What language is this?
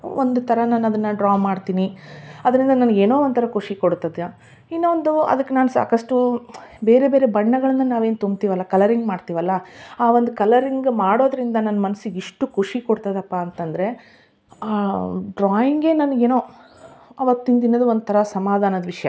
Kannada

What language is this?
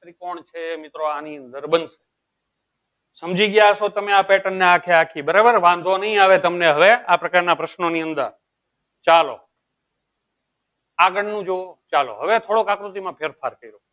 Gujarati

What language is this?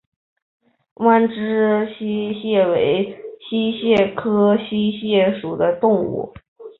Chinese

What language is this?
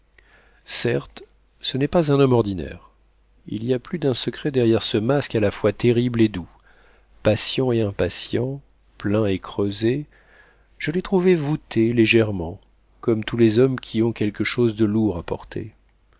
French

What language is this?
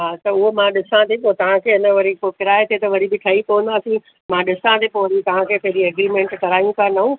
Sindhi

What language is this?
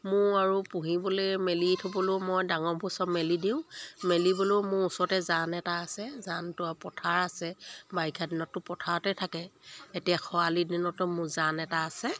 Assamese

